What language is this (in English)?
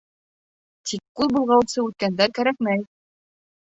Bashkir